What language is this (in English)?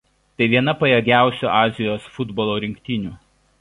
Lithuanian